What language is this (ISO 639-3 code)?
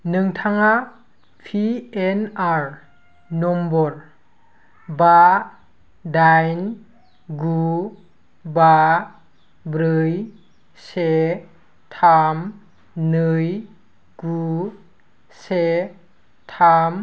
brx